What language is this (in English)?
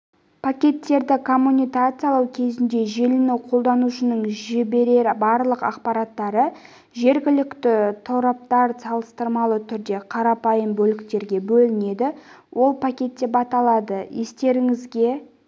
Kazakh